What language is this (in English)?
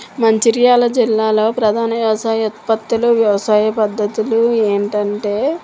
Telugu